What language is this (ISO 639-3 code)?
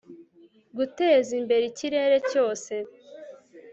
kin